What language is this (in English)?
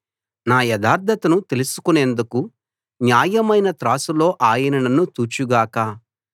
Telugu